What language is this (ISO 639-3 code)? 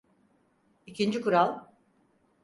tur